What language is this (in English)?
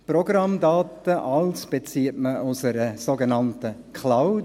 Swiss German